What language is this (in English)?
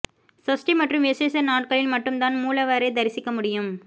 Tamil